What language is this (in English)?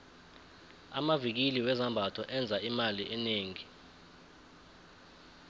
South Ndebele